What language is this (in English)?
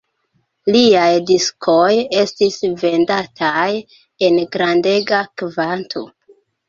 Esperanto